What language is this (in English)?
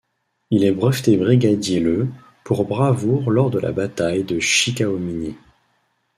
French